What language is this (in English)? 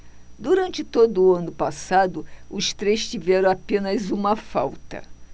Portuguese